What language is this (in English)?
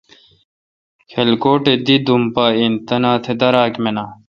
Kalkoti